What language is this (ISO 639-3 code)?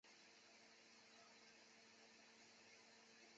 zho